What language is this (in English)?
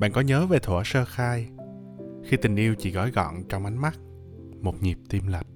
Vietnamese